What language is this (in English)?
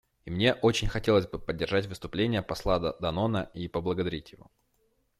Russian